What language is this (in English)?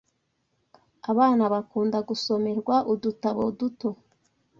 Kinyarwanda